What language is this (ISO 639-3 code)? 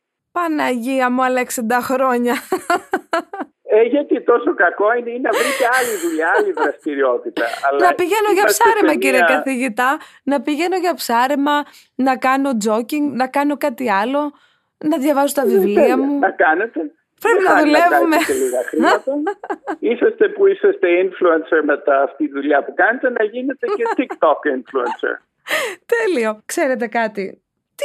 ell